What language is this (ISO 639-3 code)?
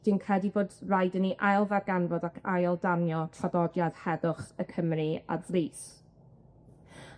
cym